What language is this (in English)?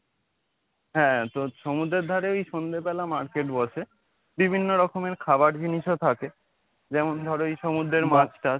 Bangla